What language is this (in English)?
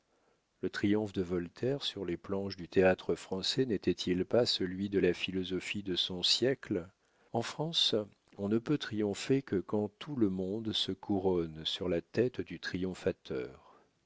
French